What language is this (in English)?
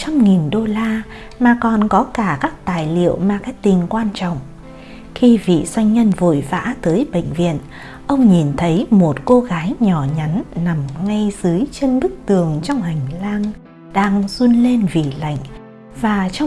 Vietnamese